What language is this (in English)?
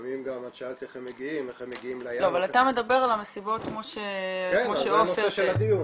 Hebrew